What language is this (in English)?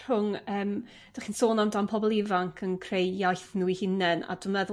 Welsh